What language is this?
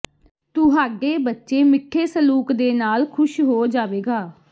Punjabi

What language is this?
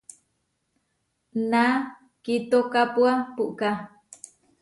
Huarijio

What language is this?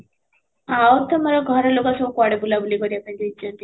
Odia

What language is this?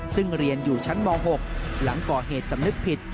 Thai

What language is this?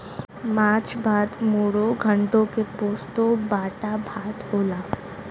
Bhojpuri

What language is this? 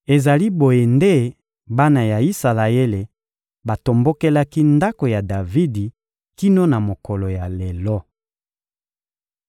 Lingala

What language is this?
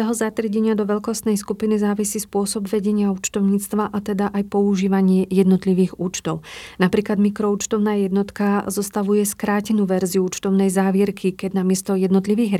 Slovak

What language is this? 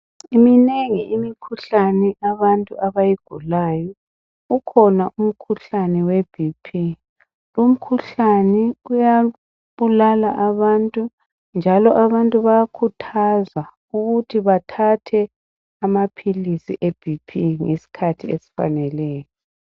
North Ndebele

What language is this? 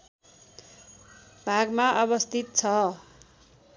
Nepali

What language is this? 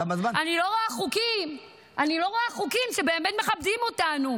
Hebrew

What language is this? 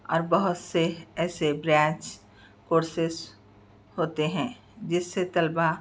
Urdu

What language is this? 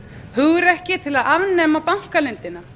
Icelandic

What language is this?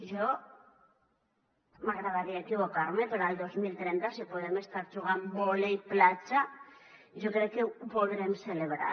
Catalan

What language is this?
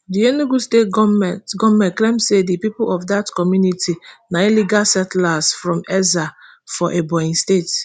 Nigerian Pidgin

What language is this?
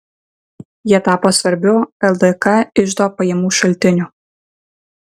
Lithuanian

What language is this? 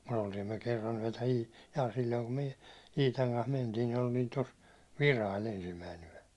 Finnish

